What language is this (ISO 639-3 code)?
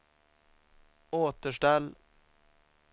swe